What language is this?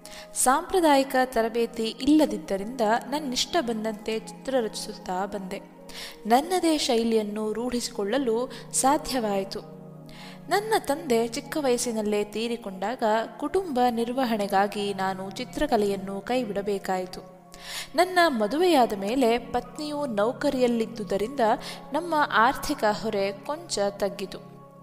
Kannada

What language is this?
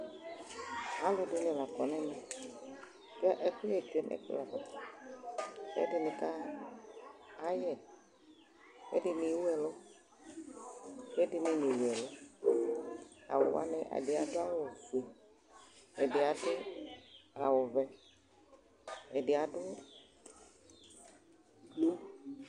Ikposo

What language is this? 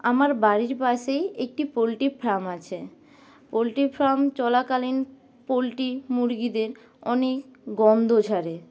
Bangla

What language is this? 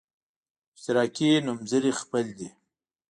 Pashto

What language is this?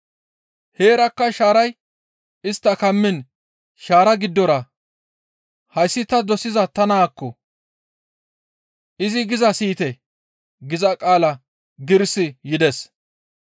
Gamo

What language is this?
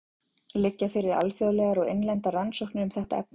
Icelandic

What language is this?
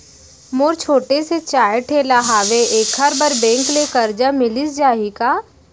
Chhattisgarhi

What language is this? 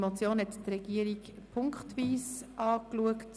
Swiss German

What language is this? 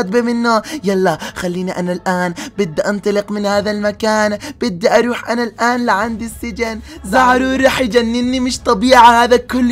Arabic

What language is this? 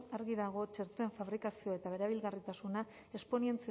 Basque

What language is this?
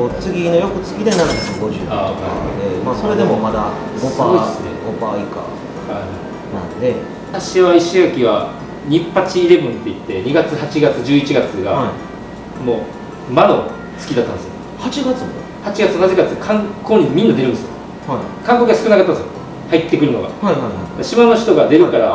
Japanese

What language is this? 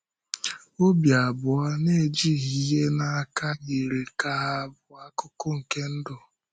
Igbo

